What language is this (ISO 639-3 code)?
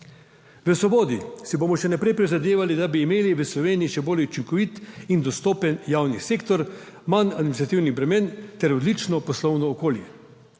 slv